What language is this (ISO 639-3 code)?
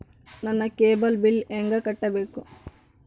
kan